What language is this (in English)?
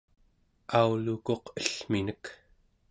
Central Yupik